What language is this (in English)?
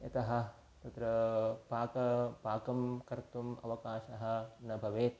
Sanskrit